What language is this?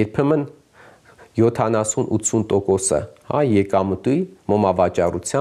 Romanian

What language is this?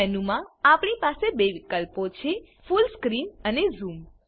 Gujarati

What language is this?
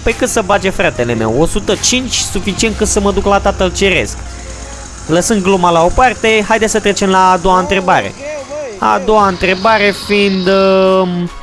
Romanian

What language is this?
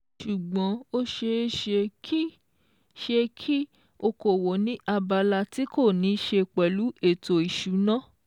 Yoruba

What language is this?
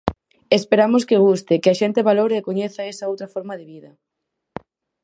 Galician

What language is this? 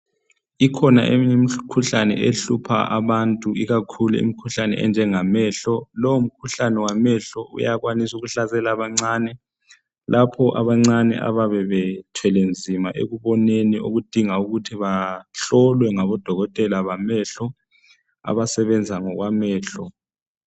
North Ndebele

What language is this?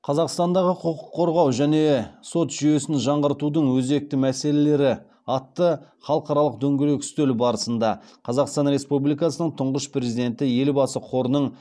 Kazakh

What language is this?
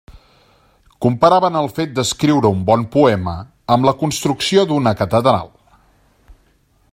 Catalan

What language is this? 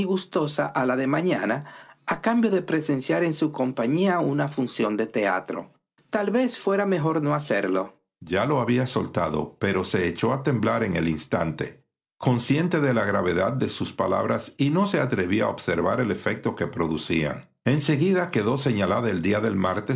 Spanish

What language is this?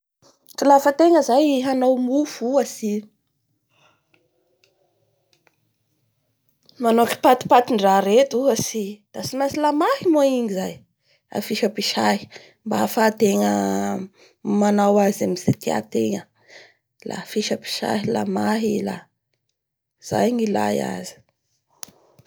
Bara Malagasy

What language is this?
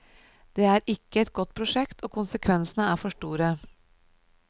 Norwegian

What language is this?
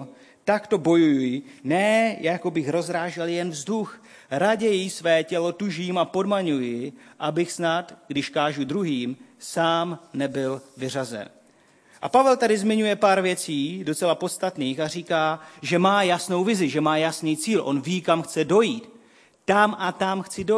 Czech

